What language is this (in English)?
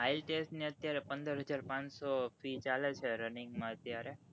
Gujarati